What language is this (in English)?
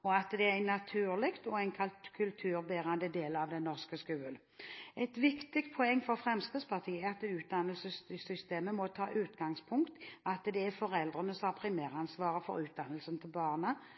Norwegian Bokmål